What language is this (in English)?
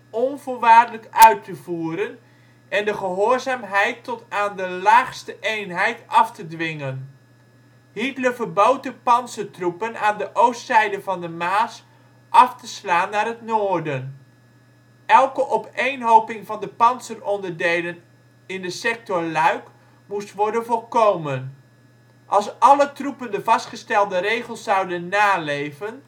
Dutch